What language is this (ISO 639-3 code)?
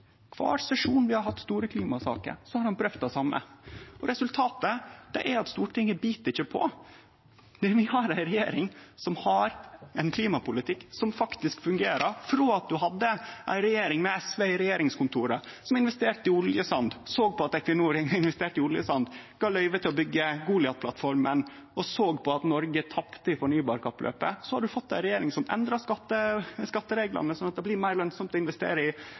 nno